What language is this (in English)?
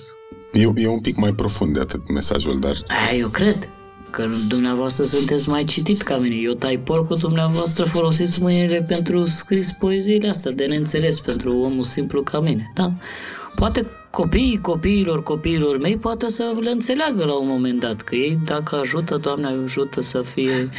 Romanian